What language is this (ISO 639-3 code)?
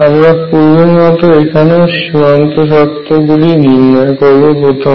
ben